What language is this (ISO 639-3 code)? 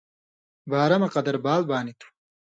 mvy